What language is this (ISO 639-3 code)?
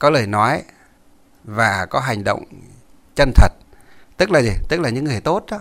vie